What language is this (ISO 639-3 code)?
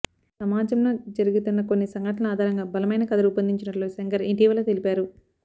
tel